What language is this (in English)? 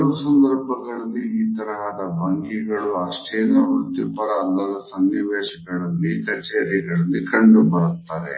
Kannada